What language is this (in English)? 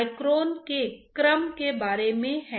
Hindi